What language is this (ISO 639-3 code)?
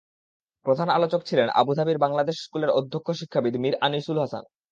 ben